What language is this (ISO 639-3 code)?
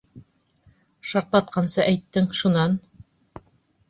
bak